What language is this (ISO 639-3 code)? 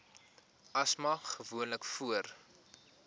afr